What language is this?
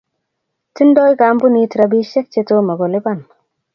Kalenjin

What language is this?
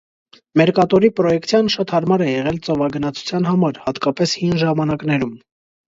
Armenian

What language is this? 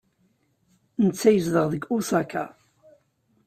Kabyle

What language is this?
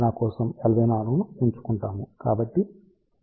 Telugu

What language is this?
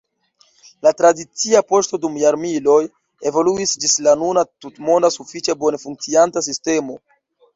Esperanto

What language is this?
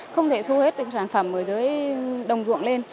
Vietnamese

